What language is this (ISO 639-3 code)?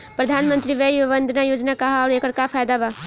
bho